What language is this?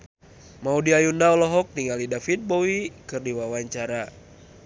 Sundanese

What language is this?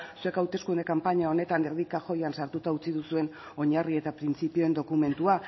Basque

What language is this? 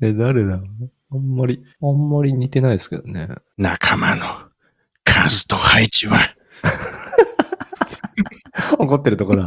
Japanese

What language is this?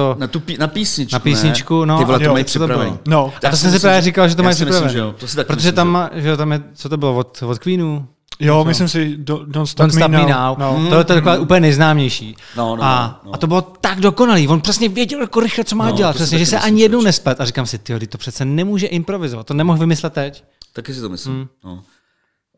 Czech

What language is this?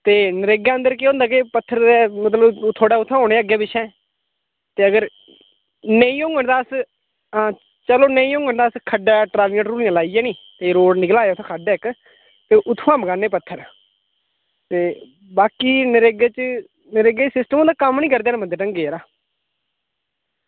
Dogri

